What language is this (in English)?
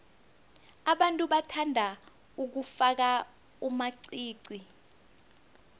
South Ndebele